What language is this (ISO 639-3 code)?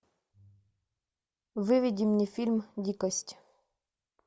rus